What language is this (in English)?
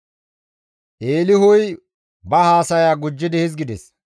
Gamo